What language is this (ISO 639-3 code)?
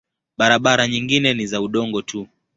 swa